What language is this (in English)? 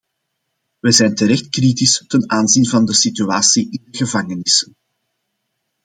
Dutch